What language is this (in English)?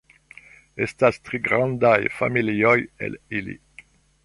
Esperanto